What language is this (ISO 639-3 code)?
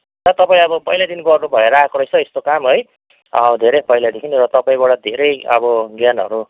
nep